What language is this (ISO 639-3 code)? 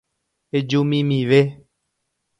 grn